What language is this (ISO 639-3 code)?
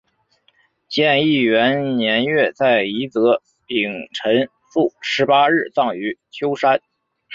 zho